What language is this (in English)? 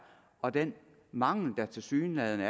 Danish